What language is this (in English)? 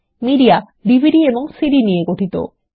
Bangla